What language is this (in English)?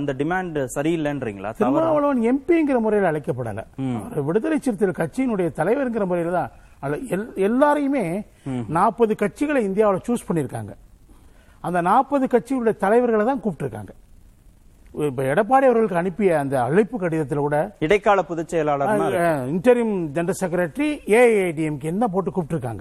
Tamil